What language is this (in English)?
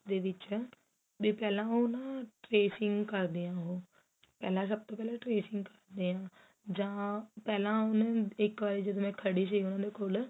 Punjabi